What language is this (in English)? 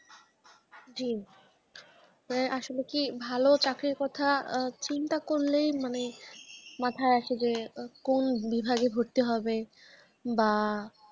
Bangla